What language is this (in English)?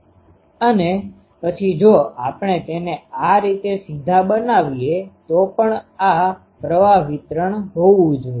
Gujarati